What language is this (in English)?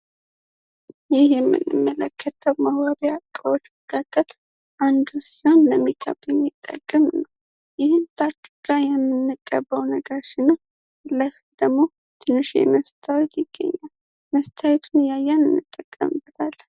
Amharic